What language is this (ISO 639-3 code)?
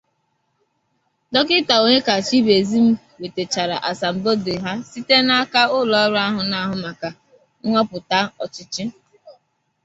ibo